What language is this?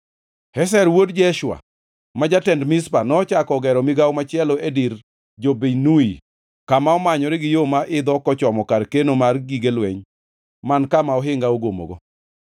Luo (Kenya and Tanzania)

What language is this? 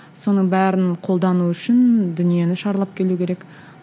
Kazakh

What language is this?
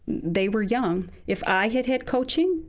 English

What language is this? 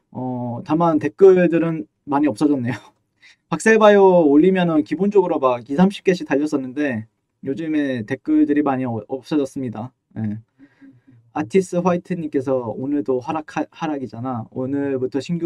Korean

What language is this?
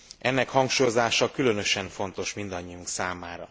Hungarian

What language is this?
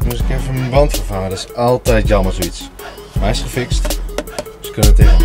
Dutch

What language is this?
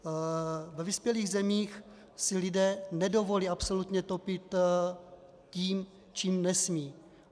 Czech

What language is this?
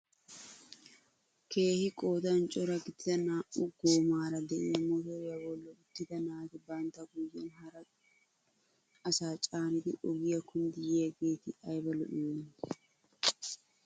Wolaytta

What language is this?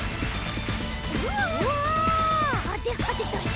Japanese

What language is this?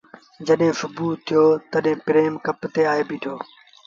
Sindhi Bhil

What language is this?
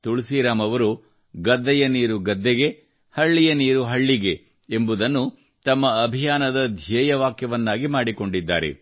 Kannada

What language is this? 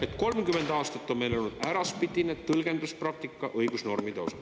Estonian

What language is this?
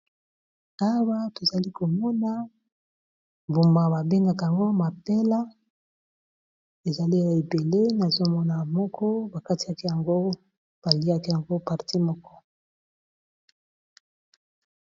Lingala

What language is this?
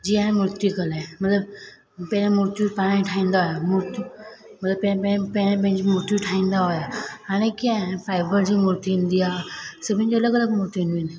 Sindhi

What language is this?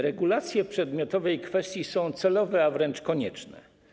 Polish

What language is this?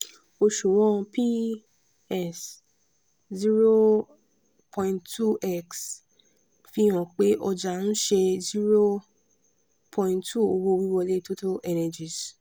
Yoruba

